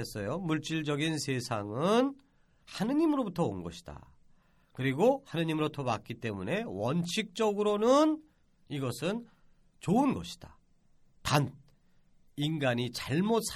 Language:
Korean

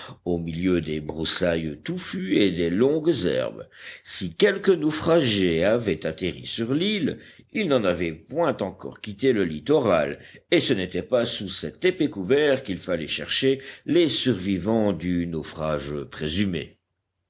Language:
French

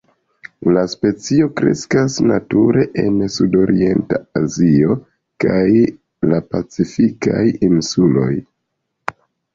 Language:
Esperanto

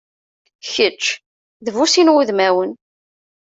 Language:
Kabyle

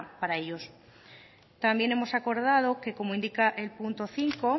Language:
Spanish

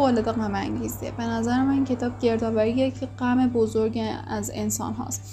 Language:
Persian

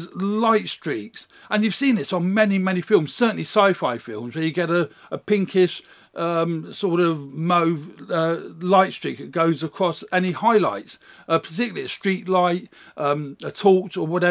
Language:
English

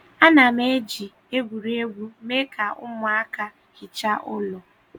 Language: Igbo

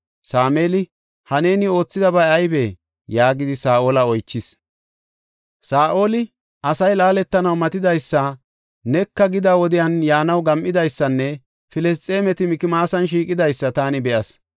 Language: Gofa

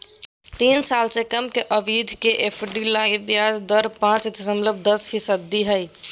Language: Magahi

